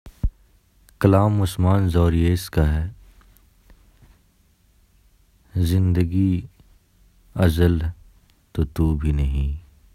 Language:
Urdu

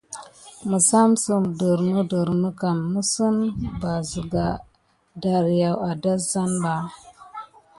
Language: Gidar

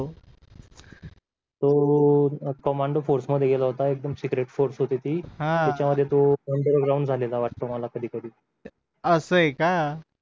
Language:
Marathi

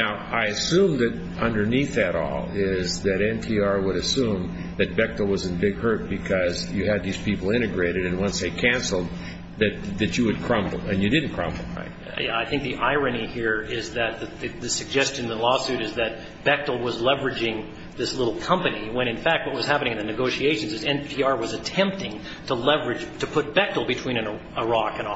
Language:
English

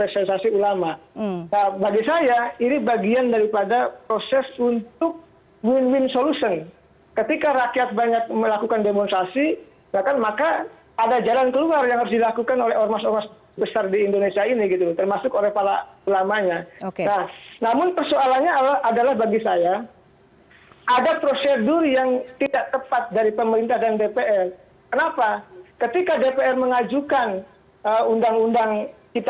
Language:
Indonesian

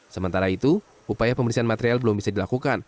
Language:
Indonesian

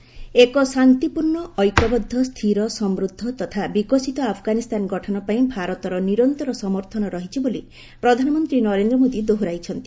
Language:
Odia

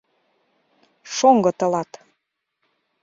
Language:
Mari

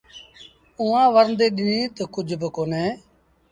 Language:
Sindhi Bhil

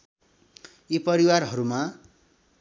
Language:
Nepali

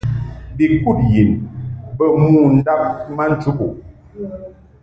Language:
Mungaka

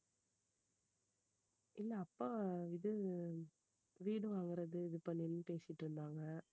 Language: Tamil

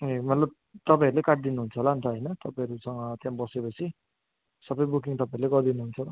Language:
Nepali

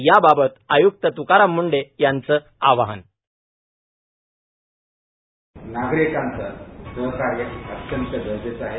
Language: Marathi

